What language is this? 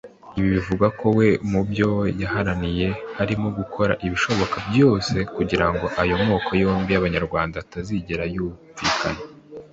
Kinyarwanda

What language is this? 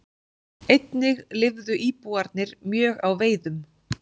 Icelandic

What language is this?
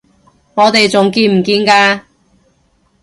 Cantonese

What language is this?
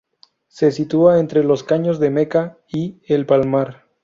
Spanish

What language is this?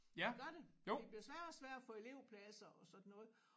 Danish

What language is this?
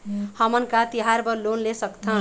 Chhattisgarhi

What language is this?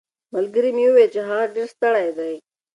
Pashto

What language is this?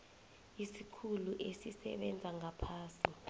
South Ndebele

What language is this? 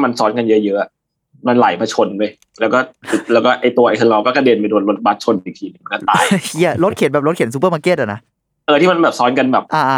Thai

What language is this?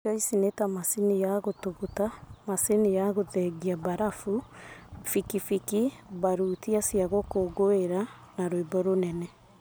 Kikuyu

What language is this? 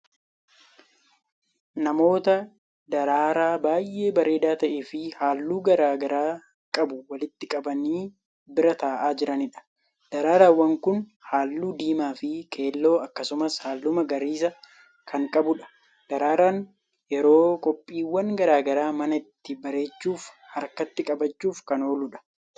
Oromo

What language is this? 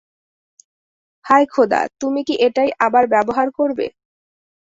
Bangla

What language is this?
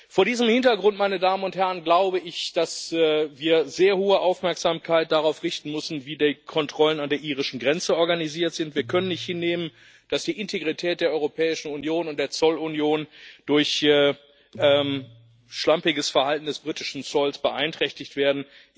German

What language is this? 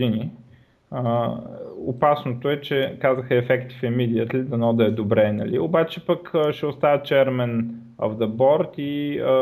Bulgarian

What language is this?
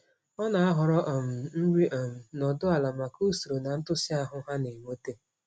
Igbo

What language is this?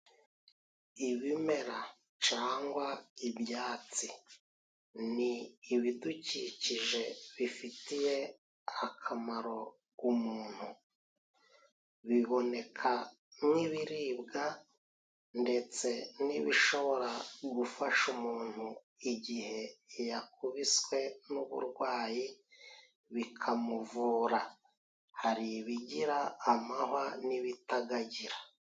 Kinyarwanda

